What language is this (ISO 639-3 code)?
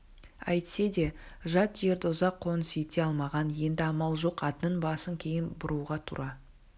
kaz